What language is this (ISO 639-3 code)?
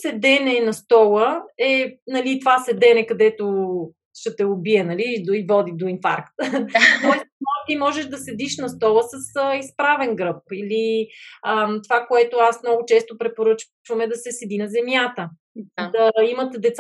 bul